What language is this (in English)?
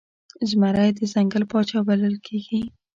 Pashto